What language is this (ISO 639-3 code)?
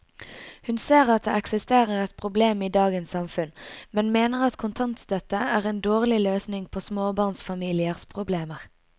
nor